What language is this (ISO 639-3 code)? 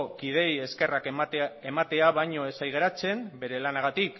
eus